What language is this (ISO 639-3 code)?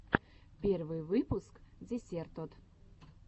rus